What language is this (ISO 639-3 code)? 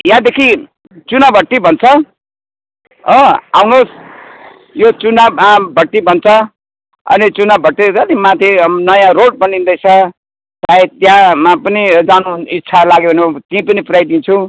nep